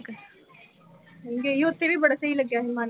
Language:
Punjabi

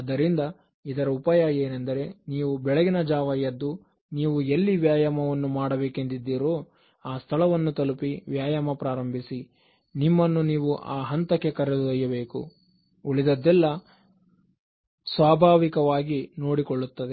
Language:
Kannada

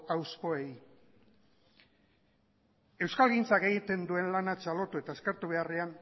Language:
Basque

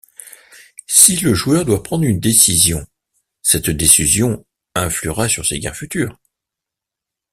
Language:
French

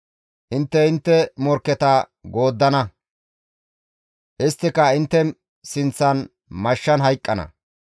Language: Gamo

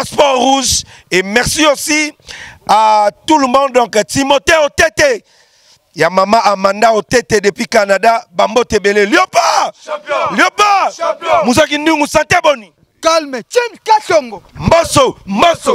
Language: French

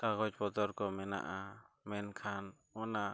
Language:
Santali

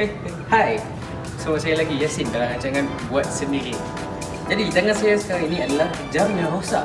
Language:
Malay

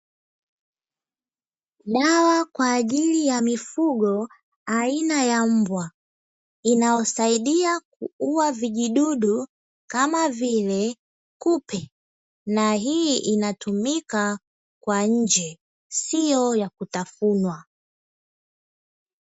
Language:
Swahili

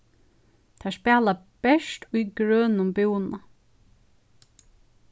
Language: Faroese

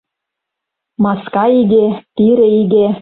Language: Mari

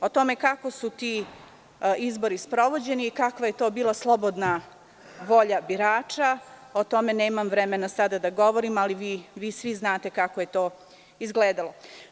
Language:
Serbian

